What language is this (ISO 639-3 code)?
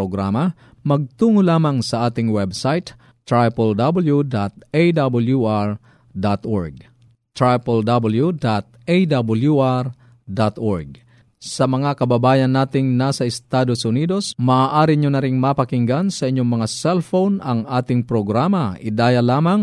fil